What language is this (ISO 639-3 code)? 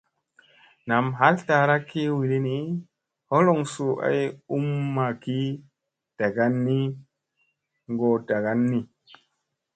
mse